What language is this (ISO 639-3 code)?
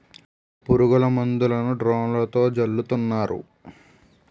tel